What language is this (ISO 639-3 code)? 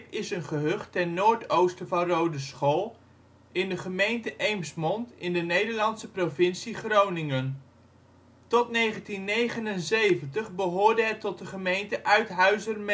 nld